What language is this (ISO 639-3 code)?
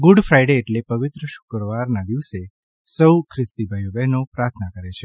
guj